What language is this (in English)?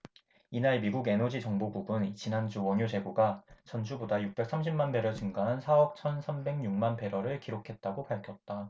Korean